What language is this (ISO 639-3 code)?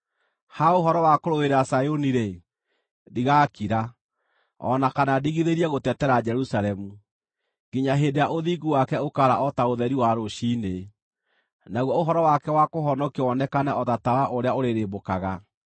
kik